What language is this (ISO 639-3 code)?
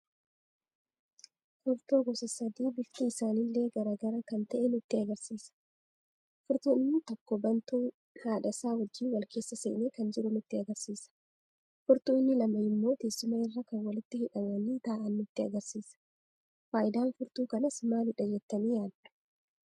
orm